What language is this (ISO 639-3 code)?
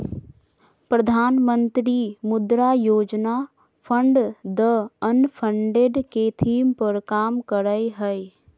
mag